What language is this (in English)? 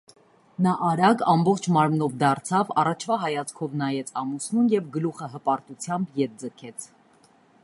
Armenian